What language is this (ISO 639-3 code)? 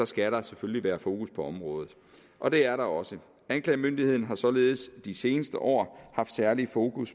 dan